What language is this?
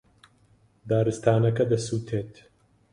Central Kurdish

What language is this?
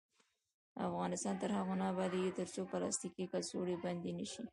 Pashto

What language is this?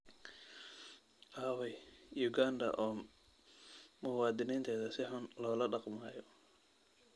Somali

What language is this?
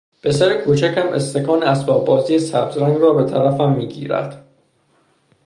Persian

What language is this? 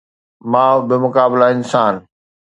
Sindhi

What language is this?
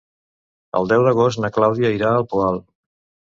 Catalan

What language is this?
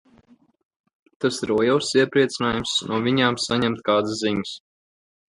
Latvian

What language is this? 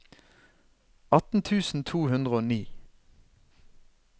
Norwegian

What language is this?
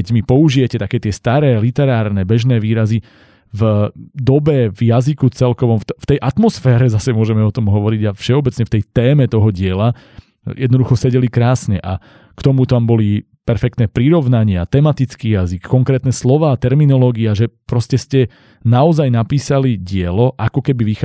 Slovak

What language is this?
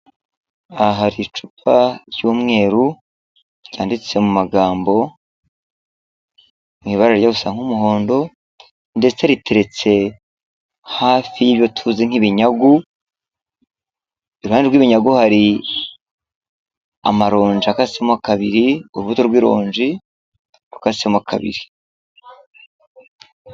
Kinyarwanda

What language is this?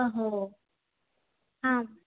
Sanskrit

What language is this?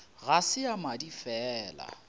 Northern Sotho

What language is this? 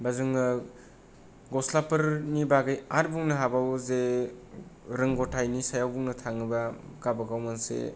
Bodo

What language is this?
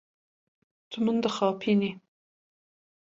Kurdish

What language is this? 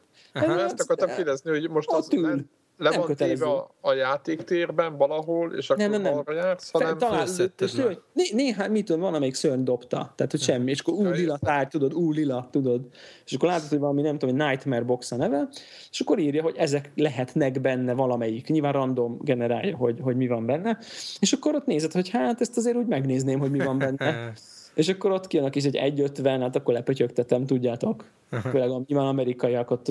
Hungarian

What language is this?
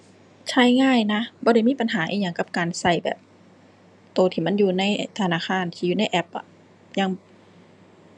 Thai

